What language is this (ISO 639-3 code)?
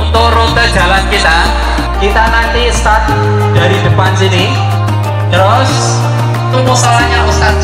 ind